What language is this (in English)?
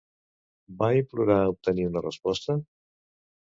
Catalan